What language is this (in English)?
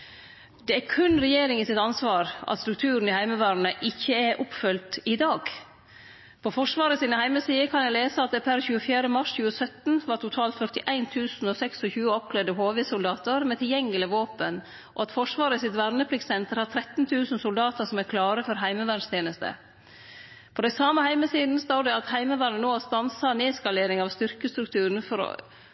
Norwegian Nynorsk